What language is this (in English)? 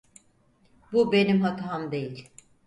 Turkish